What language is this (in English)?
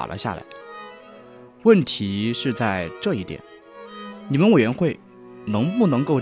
Chinese